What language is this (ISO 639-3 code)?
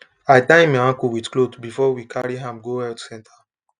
pcm